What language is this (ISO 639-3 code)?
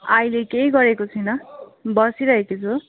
nep